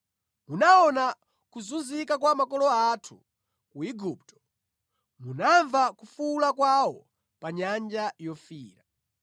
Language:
Nyanja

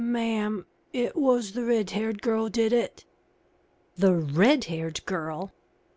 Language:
English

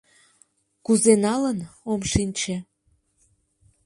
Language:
Mari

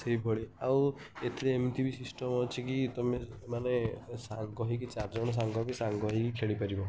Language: Odia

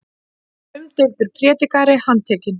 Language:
Icelandic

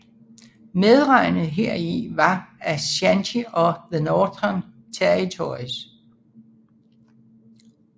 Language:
Danish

